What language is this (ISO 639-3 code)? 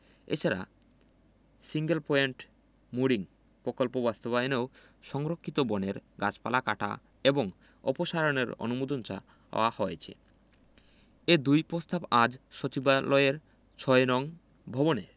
ben